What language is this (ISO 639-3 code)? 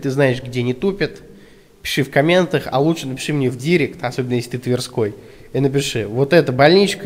rus